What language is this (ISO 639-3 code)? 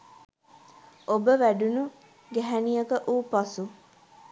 sin